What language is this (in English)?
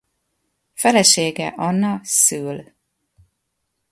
Hungarian